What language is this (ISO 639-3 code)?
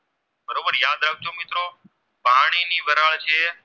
guj